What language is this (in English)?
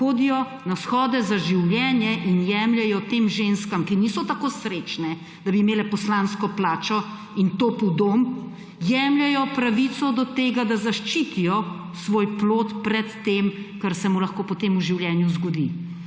Slovenian